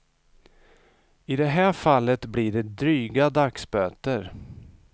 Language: Swedish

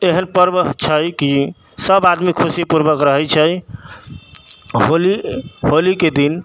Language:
Maithili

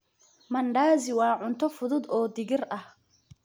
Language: Somali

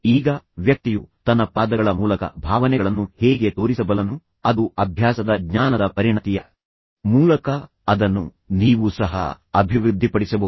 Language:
Kannada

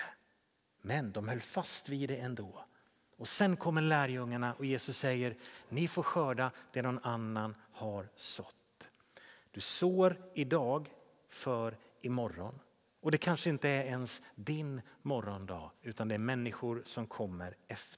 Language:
Swedish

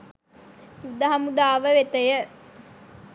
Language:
Sinhala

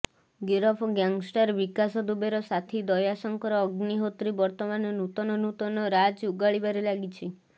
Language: Odia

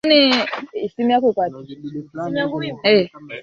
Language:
Swahili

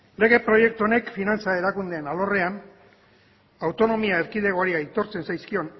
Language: Basque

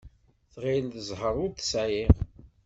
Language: Kabyle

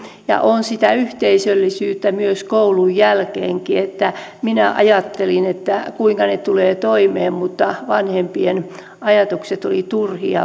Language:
Finnish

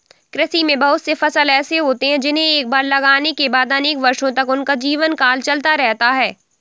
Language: Hindi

